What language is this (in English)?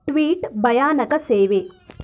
Kannada